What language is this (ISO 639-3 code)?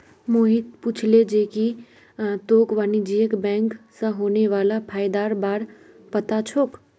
mag